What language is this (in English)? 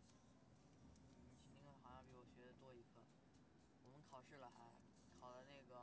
Chinese